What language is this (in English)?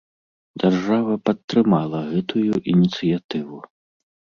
Belarusian